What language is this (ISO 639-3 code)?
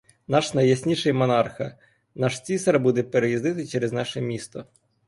ukr